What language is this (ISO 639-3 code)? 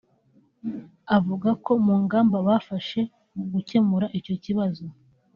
kin